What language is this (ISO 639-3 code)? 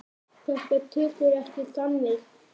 isl